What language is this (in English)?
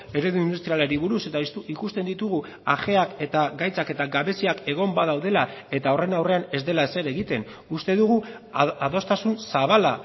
Basque